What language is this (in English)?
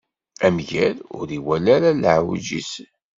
Kabyle